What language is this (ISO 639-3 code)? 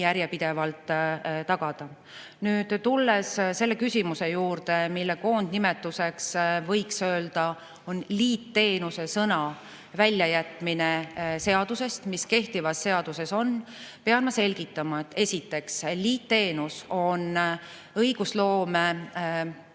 est